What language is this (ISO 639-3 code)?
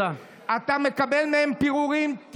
heb